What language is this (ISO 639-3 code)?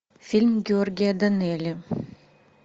rus